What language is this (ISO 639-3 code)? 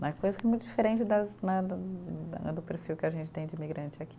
por